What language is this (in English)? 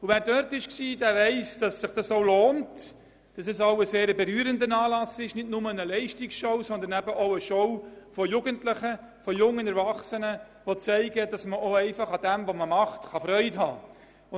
Swiss German